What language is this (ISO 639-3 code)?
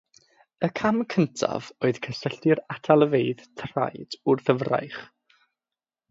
cym